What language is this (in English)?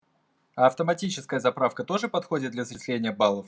Russian